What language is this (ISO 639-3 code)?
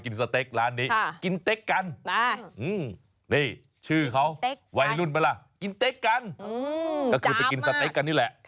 tha